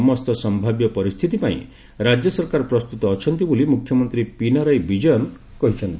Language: Odia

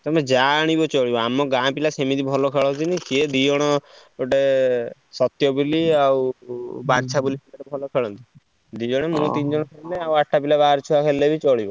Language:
Odia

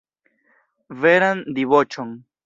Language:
Esperanto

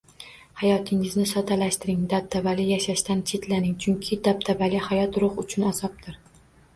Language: Uzbek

